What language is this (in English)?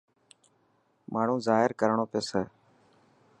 Dhatki